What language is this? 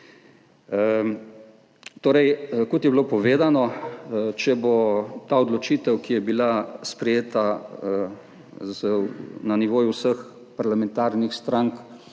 Slovenian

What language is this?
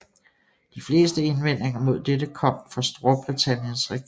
Danish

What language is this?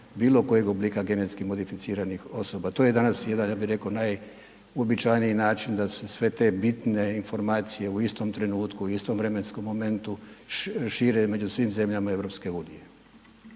Croatian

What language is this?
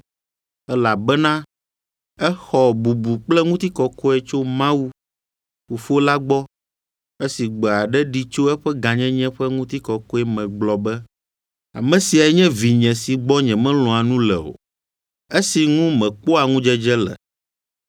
Ewe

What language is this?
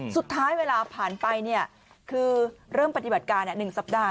Thai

